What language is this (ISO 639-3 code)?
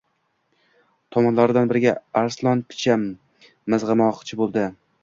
uzb